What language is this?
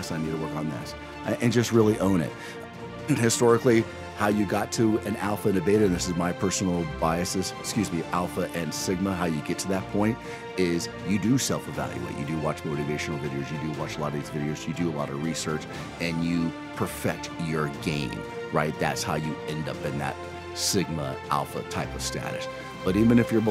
English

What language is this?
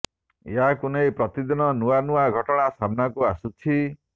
Odia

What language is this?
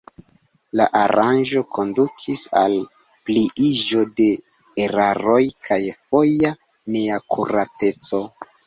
Esperanto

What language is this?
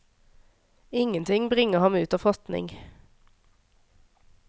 Norwegian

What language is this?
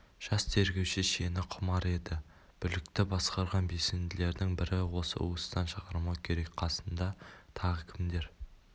Kazakh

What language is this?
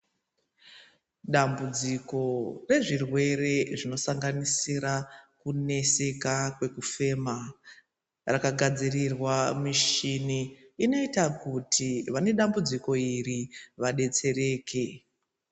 Ndau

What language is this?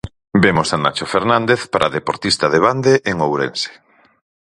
Galician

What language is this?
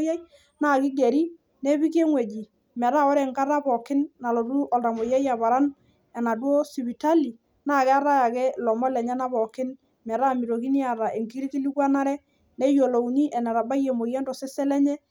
Masai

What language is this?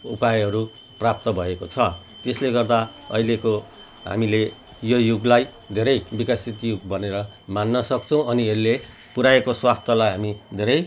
Nepali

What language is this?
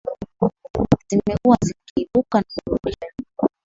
Swahili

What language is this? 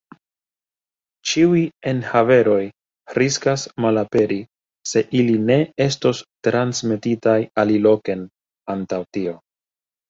Esperanto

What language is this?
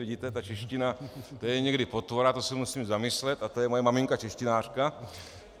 Czech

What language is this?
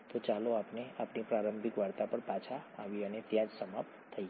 Gujarati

